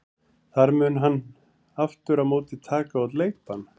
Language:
Icelandic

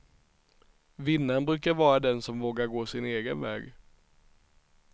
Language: Swedish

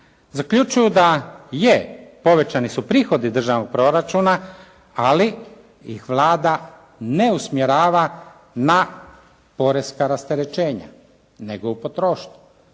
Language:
Croatian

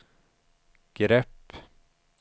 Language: Swedish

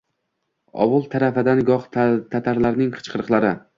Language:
Uzbek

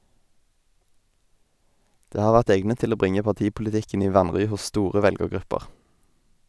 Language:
Norwegian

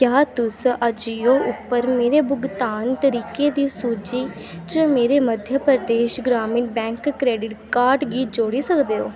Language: Dogri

